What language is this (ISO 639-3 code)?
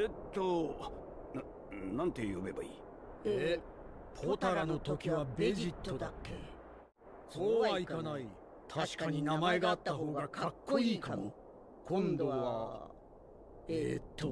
jpn